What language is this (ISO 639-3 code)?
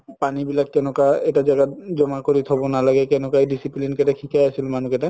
asm